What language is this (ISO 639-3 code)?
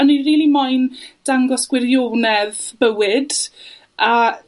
cym